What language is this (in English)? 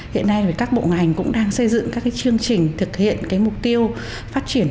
Vietnamese